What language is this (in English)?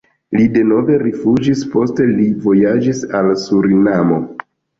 Esperanto